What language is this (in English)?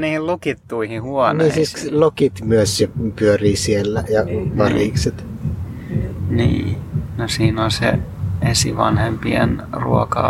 Finnish